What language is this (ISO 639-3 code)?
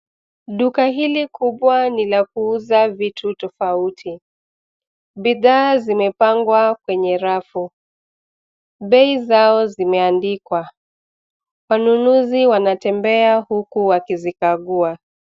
swa